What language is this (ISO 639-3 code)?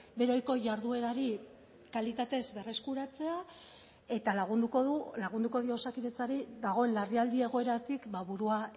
eus